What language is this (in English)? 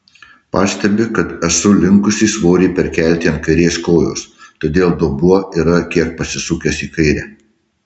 Lithuanian